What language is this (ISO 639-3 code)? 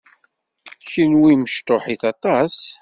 kab